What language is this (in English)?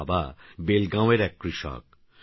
Bangla